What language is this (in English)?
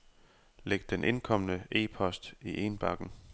Danish